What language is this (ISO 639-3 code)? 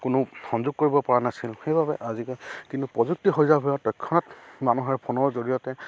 asm